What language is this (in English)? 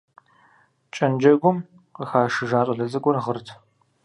Kabardian